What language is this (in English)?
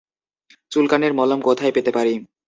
Bangla